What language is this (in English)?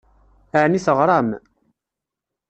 Kabyle